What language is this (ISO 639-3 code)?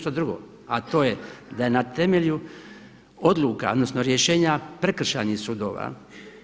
hrv